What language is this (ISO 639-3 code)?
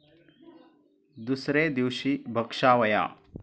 mar